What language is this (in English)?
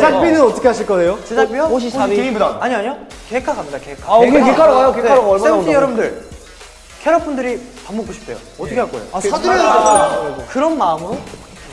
Korean